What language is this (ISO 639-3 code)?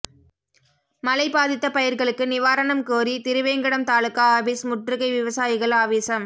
tam